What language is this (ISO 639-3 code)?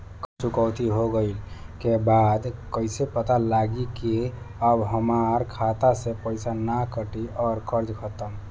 bho